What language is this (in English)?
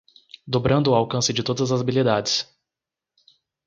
Portuguese